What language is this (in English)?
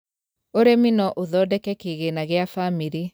Kikuyu